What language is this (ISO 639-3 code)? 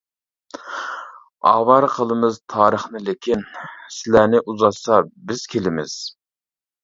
uig